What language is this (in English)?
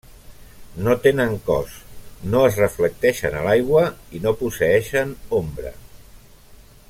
Catalan